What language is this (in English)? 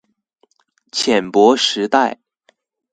Chinese